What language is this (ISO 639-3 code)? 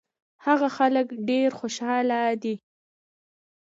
pus